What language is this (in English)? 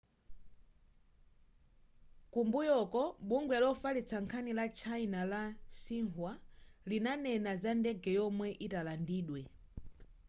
Nyanja